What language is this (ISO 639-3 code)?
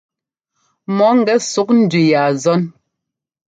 jgo